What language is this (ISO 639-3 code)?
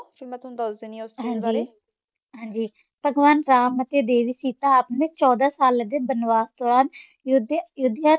pan